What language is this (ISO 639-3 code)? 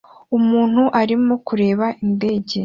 kin